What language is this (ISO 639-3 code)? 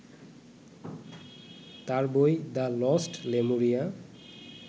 ben